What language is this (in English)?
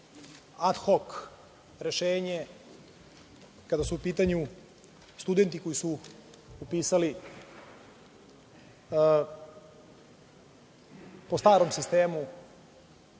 Serbian